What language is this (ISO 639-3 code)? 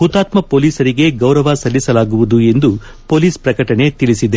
kan